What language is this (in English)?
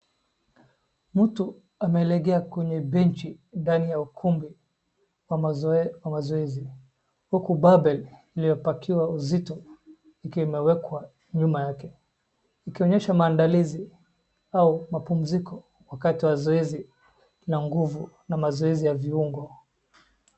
Swahili